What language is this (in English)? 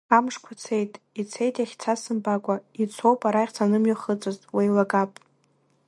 Abkhazian